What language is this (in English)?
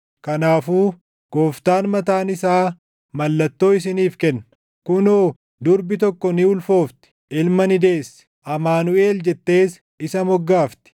Oromo